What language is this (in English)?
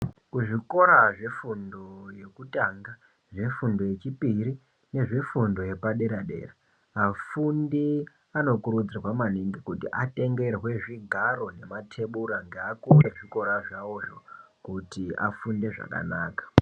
Ndau